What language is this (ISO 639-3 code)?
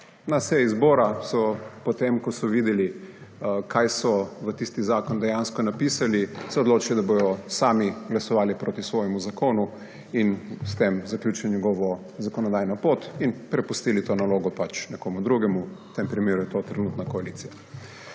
slv